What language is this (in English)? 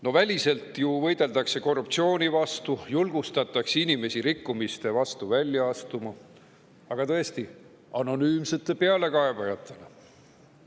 Estonian